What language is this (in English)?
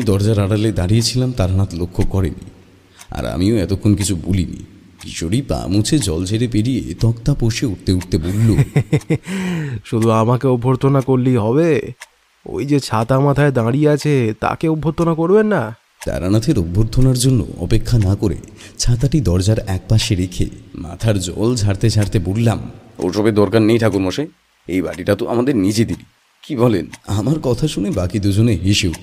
Bangla